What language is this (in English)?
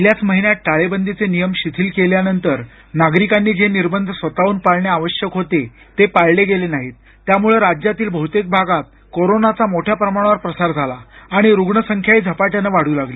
Marathi